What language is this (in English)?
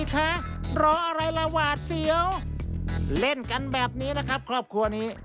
Thai